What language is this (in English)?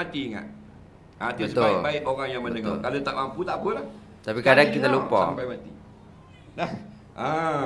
Malay